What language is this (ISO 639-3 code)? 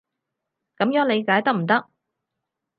yue